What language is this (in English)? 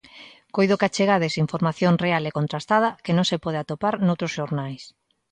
Galician